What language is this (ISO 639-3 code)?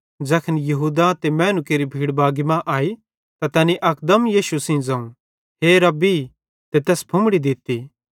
bhd